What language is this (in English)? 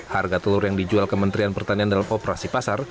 Indonesian